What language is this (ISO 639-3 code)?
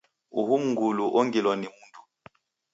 dav